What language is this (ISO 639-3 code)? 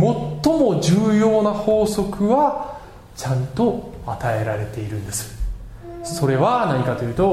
jpn